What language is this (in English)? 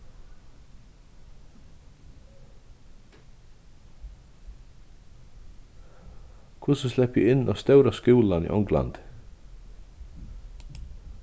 Faroese